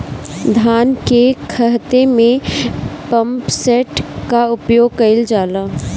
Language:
Bhojpuri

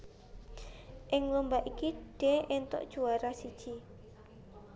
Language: Javanese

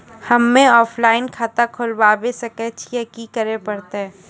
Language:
Maithili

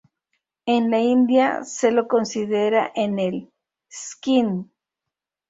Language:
Spanish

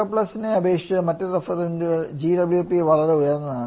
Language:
Malayalam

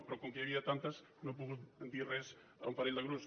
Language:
Catalan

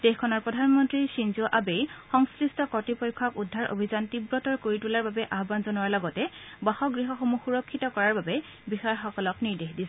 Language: Assamese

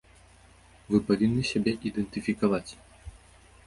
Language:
Belarusian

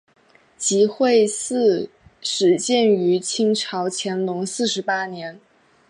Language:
Chinese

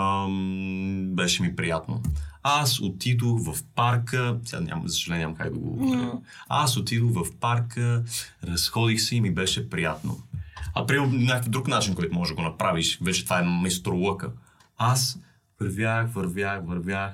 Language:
Bulgarian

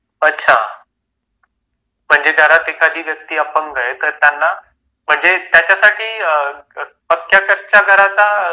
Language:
Marathi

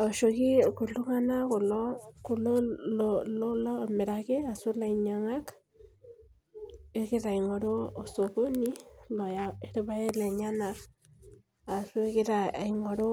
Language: Masai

